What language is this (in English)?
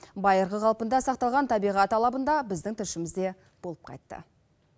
Kazakh